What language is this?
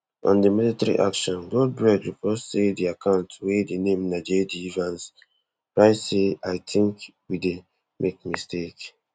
Nigerian Pidgin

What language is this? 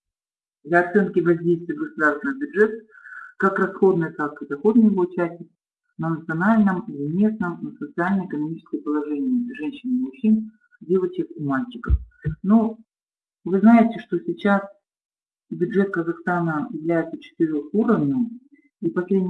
Russian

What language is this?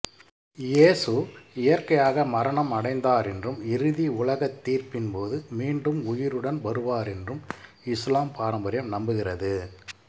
Tamil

